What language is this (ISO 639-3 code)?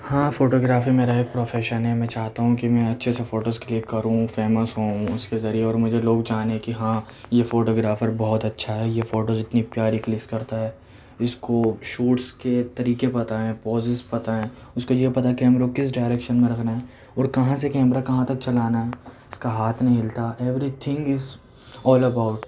urd